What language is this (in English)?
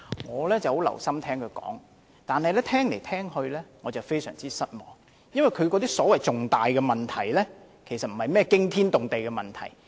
Cantonese